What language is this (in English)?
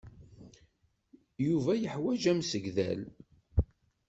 Kabyle